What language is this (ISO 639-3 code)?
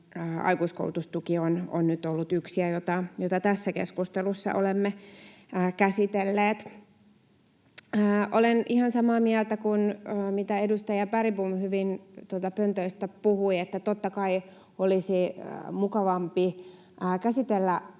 fin